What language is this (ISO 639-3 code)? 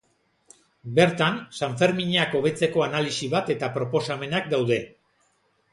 eus